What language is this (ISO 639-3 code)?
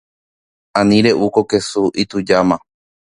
grn